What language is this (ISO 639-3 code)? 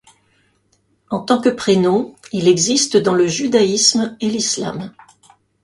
fra